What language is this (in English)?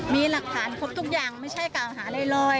Thai